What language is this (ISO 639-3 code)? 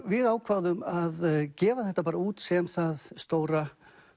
isl